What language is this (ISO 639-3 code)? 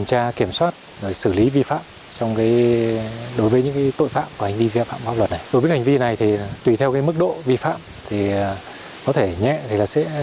vie